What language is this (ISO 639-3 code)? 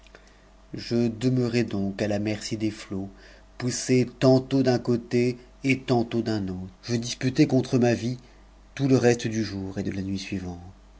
fra